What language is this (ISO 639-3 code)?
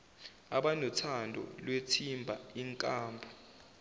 zul